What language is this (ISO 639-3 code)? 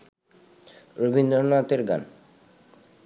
ben